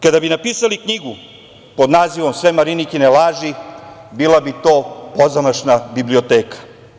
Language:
Serbian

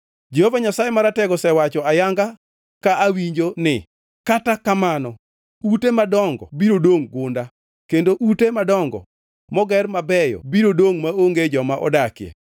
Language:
Luo (Kenya and Tanzania)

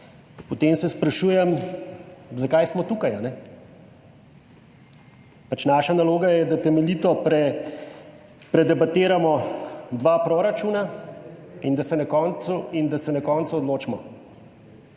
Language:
Slovenian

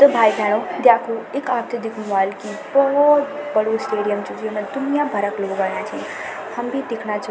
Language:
Garhwali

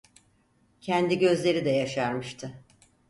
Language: Turkish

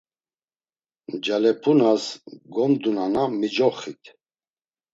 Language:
Laz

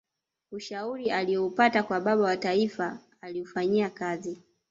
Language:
Swahili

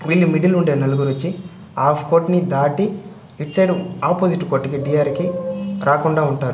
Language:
Telugu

